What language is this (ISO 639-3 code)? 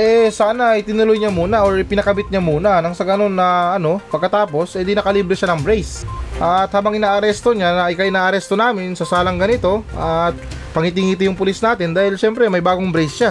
fil